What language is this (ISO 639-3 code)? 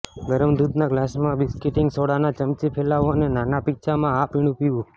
guj